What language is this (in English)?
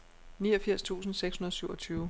Danish